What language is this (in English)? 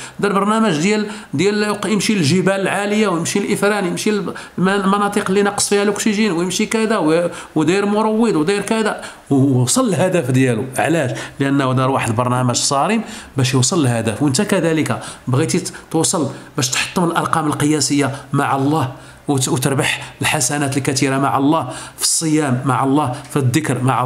Arabic